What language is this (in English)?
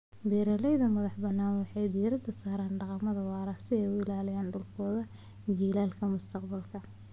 Somali